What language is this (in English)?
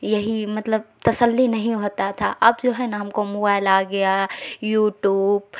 Urdu